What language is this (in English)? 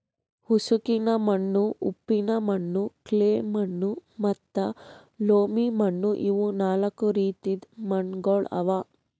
Kannada